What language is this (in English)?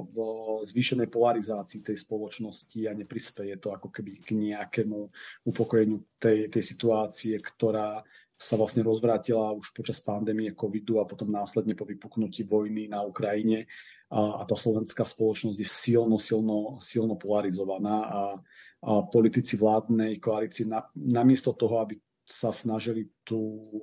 Czech